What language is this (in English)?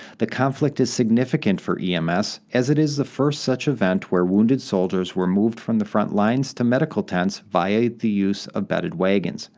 English